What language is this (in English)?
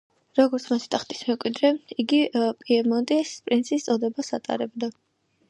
Georgian